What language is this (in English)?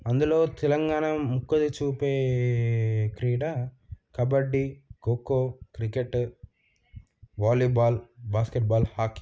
Telugu